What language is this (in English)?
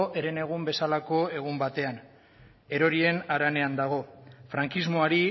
Basque